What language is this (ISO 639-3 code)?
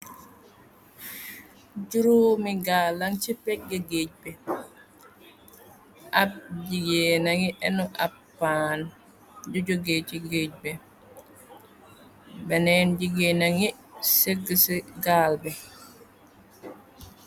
wol